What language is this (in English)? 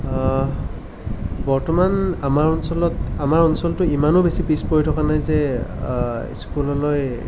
Assamese